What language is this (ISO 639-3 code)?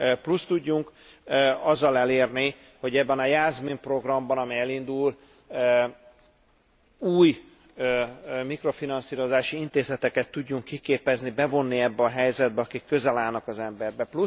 hun